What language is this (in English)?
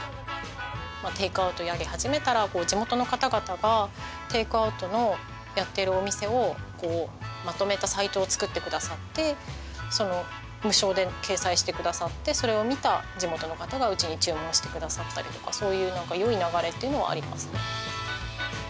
Japanese